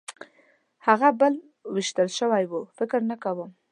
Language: Pashto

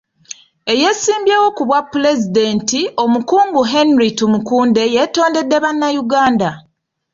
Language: Ganda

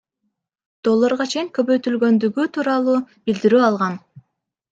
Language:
Kyrgyz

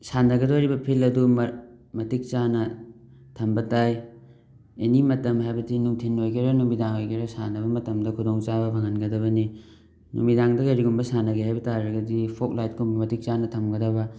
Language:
Manipuri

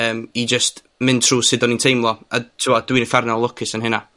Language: Welsh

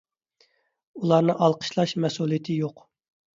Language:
Uyghur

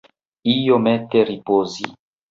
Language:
Esperanto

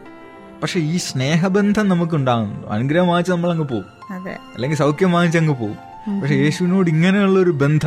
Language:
Malayalam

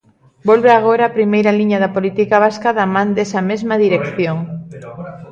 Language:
Galician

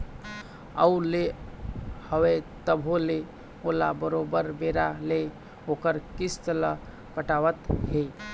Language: Chhattisgarhi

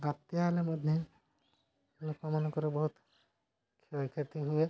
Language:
Odia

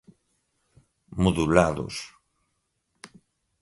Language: Portuguese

